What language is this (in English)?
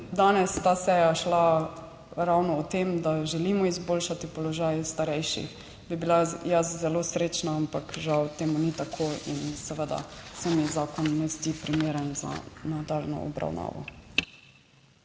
Slovenian